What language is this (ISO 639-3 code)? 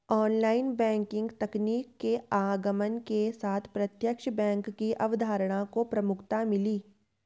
hin